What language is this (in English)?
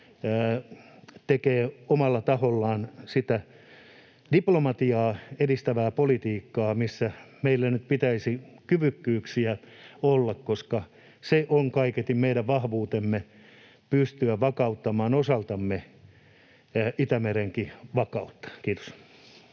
Finnish